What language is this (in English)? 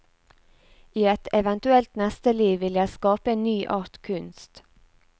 Norwegian